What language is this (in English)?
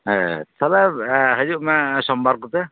Santali